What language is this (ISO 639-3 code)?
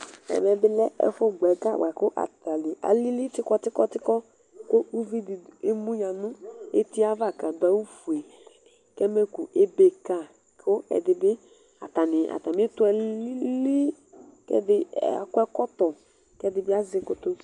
kpo